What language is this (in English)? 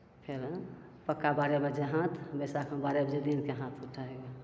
Maithili